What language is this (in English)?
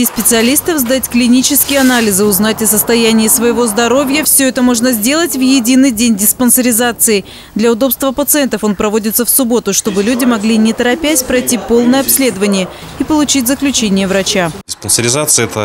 Russian